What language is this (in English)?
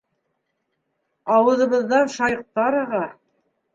Bashkir